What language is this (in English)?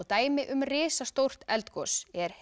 Icelandic